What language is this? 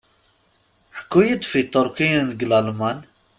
Kabyle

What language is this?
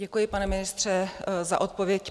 Czech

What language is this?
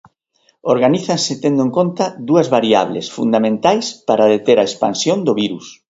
Galician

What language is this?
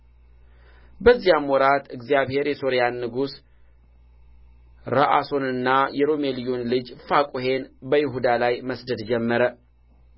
Amharic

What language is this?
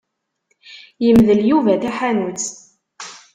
Kabyle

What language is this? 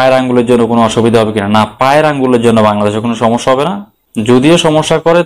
Hindi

